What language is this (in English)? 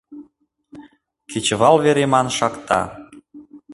Mari